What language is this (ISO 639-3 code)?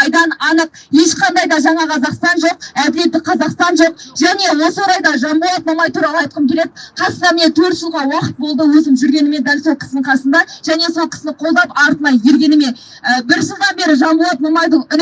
tur